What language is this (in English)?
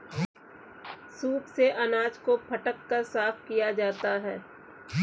Hindi